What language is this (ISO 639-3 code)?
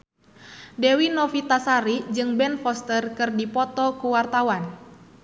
sun